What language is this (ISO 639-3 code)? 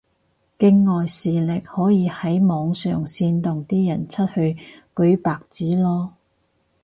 yue